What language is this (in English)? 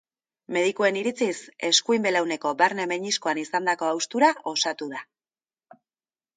Basque